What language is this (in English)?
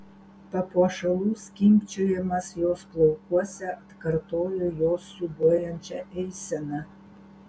Lithuanian